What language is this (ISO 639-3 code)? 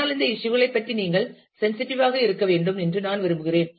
tam